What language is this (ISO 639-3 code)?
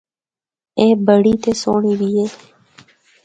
hno